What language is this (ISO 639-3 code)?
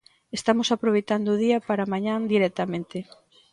glg